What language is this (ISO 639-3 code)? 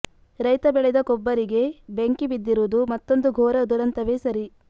kan